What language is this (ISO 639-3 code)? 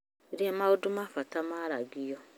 kik